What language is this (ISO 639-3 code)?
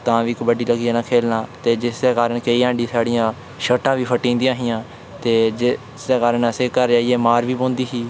doi